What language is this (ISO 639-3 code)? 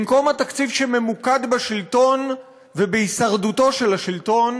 heb